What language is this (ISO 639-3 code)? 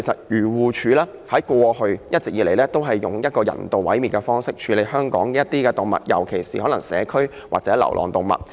yue